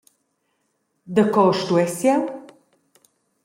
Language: Romansh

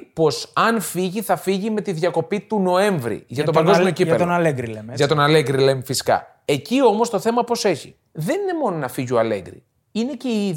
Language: Greek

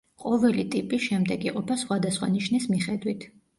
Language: Georgian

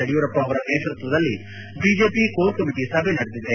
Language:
Kannada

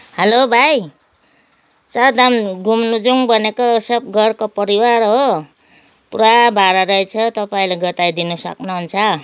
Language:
Nepali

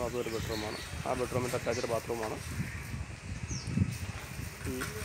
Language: Romanian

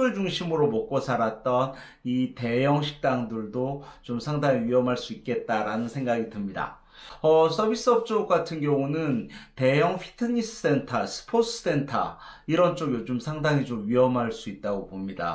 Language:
Korean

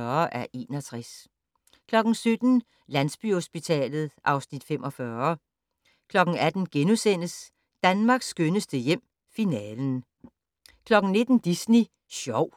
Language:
Danish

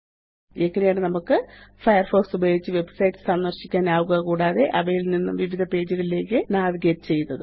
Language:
Malayalam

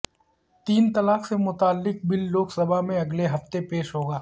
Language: Urdu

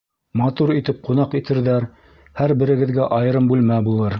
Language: Bashkir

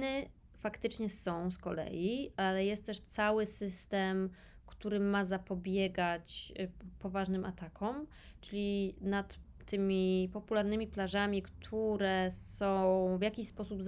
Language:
Polish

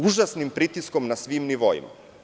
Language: Serbian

